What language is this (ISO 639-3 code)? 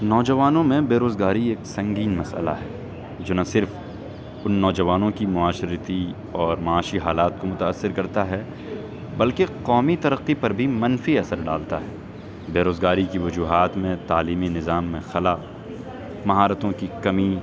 urd